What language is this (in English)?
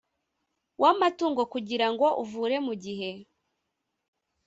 Kinyarwanda